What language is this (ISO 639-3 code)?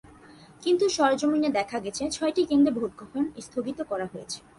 ben